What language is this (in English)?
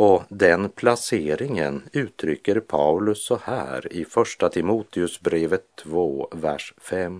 Swedish